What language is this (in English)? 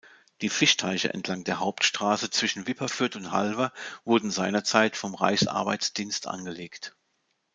German